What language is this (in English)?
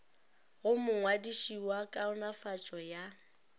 Northern Sotho